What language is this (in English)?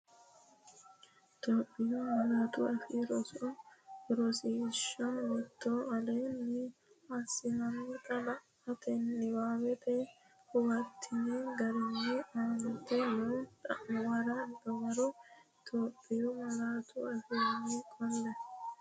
Sidamo